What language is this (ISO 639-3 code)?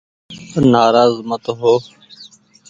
gig